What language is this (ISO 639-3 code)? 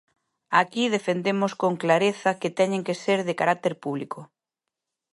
glg